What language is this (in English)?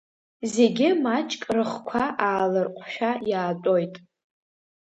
Abkhazian